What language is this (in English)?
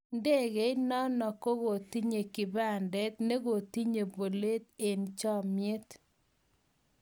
Kalenjin